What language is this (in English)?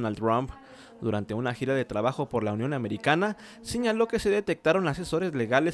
Spanish